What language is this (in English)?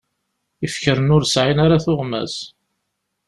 Kabyle